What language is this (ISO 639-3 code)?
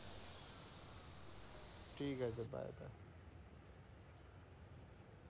ben